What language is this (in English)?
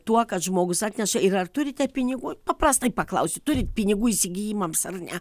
Lithuanian